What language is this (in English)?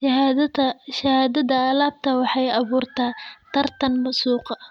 Somali